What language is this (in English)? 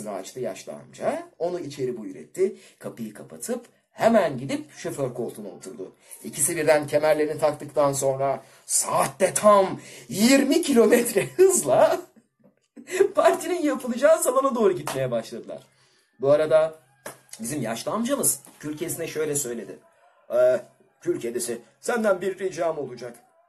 Turkish